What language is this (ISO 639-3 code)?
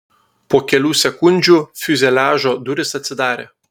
lit